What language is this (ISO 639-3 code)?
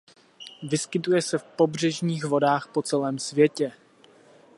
ces